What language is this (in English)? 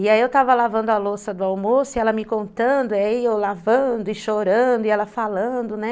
Portuguese